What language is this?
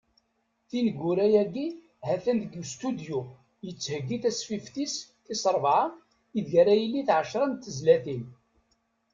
Kabyle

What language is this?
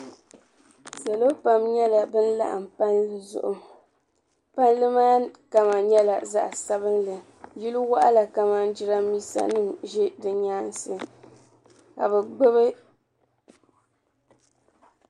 Dagbani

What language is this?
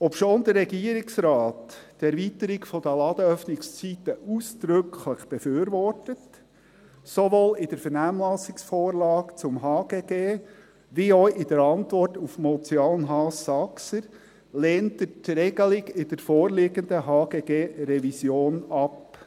Swiss German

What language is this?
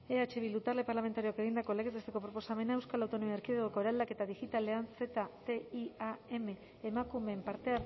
Basque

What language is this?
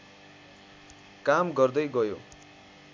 Nepali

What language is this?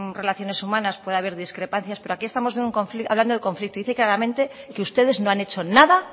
Spanish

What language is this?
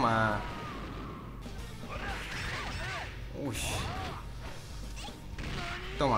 Spanish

